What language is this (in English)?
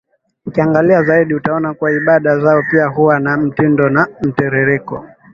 Swahili